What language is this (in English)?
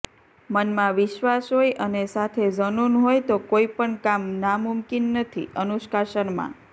Gujarati